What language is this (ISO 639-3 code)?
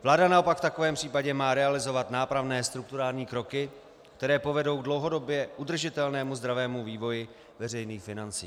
ces